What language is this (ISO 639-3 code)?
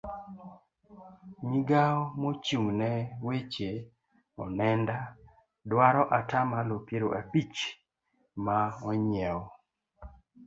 luo